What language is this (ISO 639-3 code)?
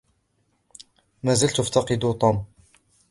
ara